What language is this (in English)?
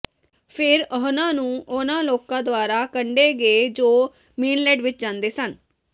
Punjabi